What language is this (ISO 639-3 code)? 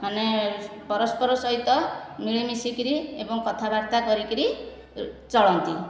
ori